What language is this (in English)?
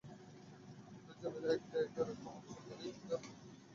Bangla